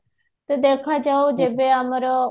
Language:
Odia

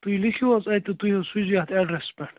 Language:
Kashmiri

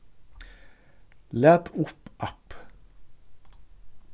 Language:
Faroese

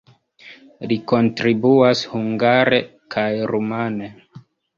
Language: Esperanto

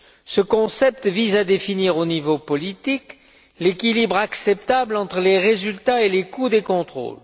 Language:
French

